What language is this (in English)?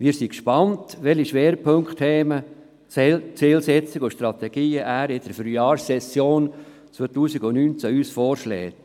Swiss German